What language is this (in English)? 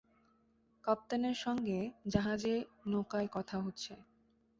Bangla